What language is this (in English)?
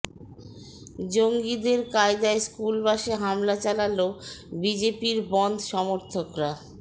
Bangla